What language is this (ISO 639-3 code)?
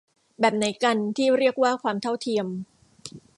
tha